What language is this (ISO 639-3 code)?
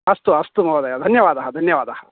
san